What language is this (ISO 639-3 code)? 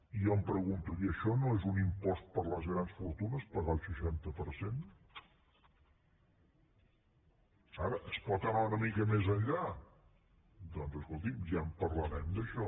cat